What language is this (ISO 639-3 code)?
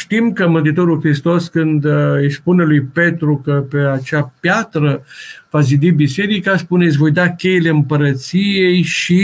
ron